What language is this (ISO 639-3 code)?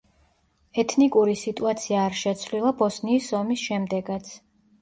kat